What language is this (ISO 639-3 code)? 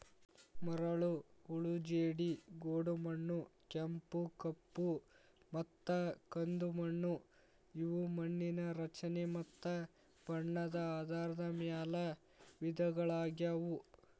kan